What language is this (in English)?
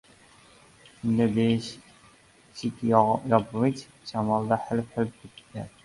Uzbek